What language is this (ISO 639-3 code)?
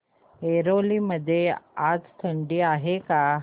mar